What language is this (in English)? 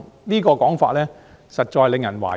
Cantonese